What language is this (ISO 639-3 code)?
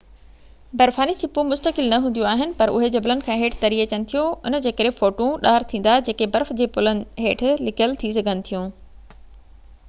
snd